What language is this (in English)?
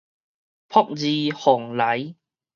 Min Nan Chinese